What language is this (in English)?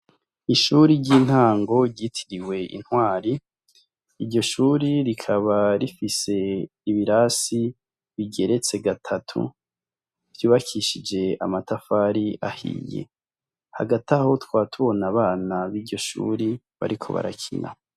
Rundi